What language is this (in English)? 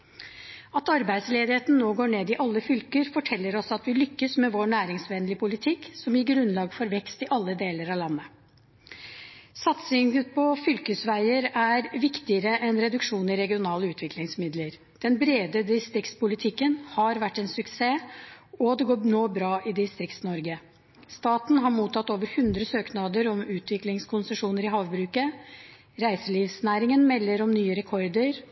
Norwegian Bokmål